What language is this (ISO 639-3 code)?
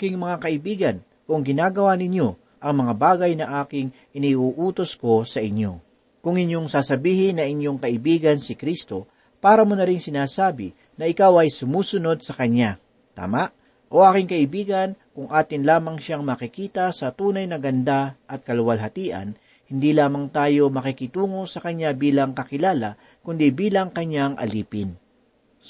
fil